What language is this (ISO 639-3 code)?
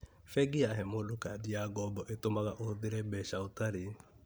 kik